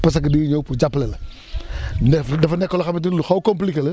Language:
Wolof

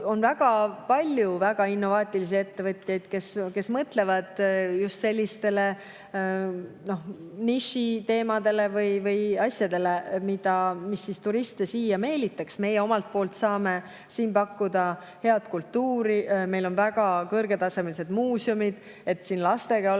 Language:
Estonian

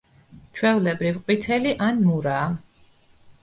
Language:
Georgian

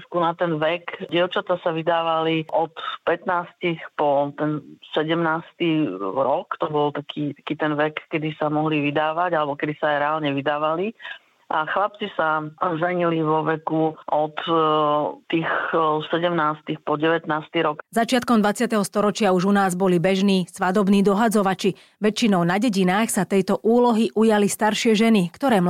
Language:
Slovak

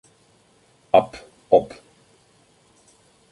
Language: German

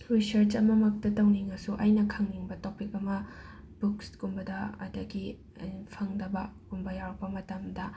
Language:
Manipuri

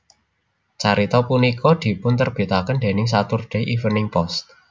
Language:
Javanese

